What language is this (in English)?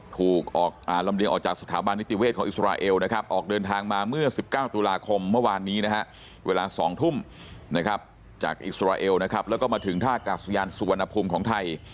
Thai